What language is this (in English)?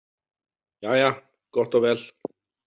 Icelandic